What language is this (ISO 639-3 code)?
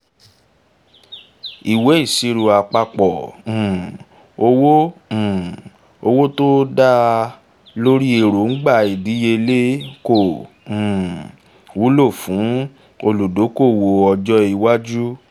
yor